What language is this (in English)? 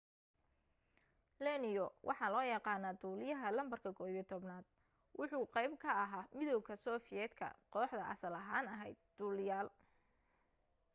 Somali